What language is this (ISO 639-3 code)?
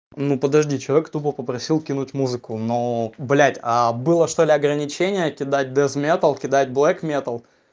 rus